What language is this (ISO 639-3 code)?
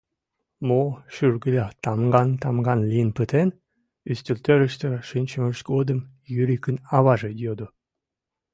chm